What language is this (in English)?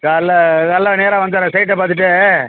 Tamil